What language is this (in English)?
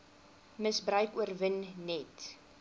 Afrikaans